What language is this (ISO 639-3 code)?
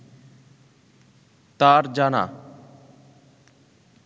ben